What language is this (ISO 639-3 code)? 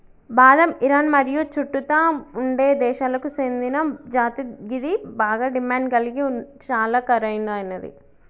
tel